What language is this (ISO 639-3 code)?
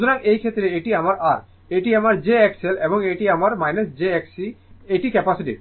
ben